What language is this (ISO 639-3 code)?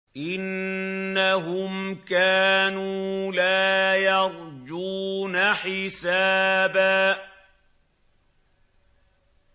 ara